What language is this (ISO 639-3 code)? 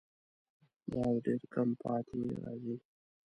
pus